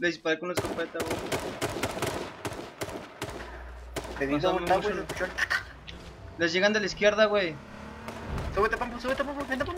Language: Spanish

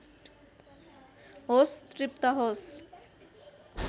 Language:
Nepali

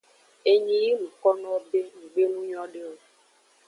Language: Aja (Benin)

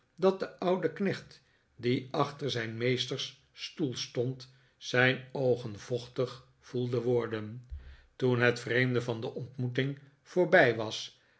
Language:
Dutch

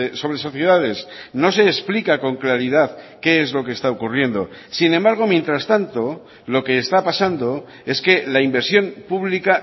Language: Spanish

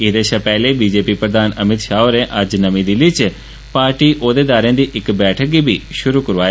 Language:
Dogri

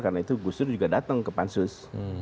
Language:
Indonesian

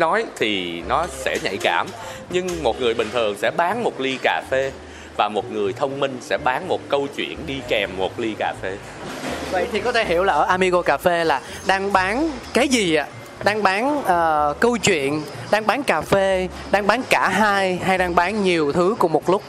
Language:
Vietnamese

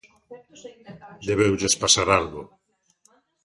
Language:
Galician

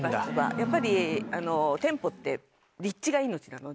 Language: Japanese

